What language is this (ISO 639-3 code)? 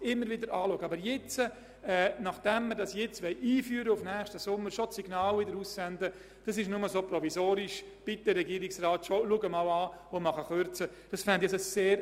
gsw